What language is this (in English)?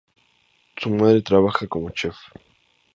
Spanish